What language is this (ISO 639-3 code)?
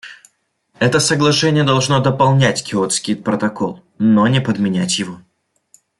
rus